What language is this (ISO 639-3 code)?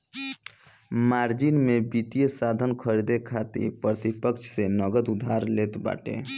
bho